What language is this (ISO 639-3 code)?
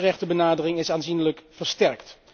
nld